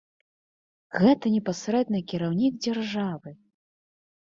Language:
Belarusian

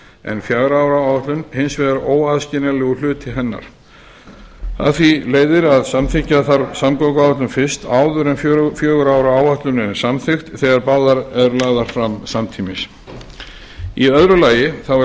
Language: Icelandic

